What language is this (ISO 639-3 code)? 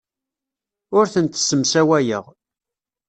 kab